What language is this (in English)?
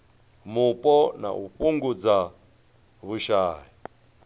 Venda